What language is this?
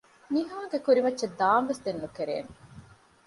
Divehi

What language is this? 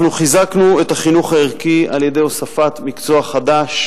Hebrew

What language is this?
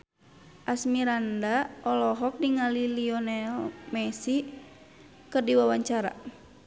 Sundanese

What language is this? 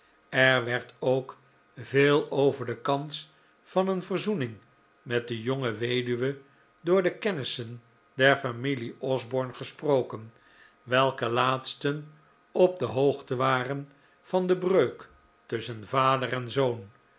Dutch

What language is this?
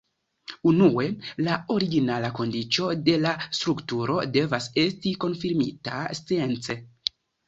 Esperanto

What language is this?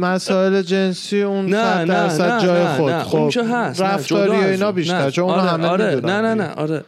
Persian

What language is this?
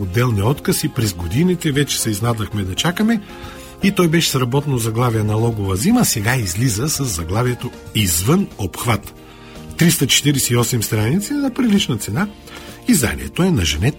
Bulgarian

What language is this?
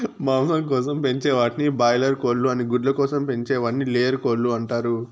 Telugu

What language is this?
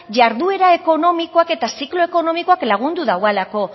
Basque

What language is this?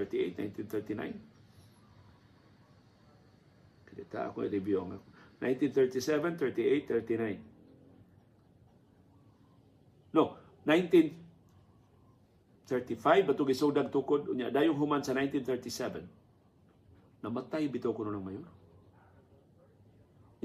Filipino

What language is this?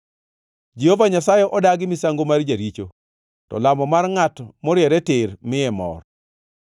Luo (Kenya and Tanzania)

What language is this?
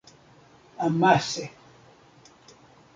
Esperanto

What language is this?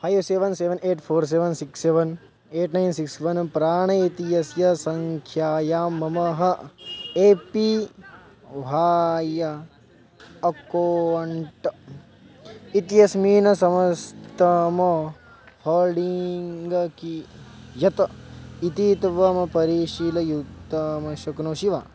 Sanskrit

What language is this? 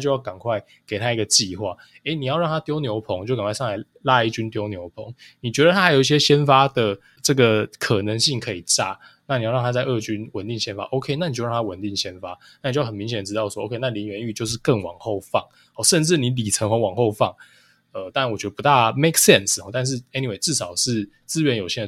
Chinese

